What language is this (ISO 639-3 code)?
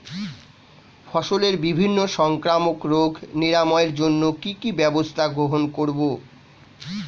ben